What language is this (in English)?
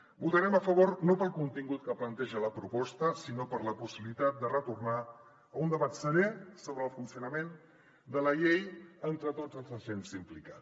Catalan